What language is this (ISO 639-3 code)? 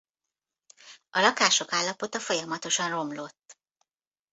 hun